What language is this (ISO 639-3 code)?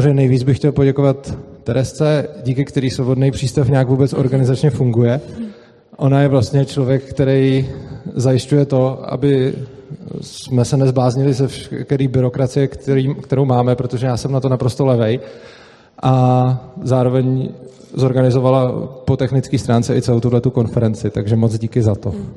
ces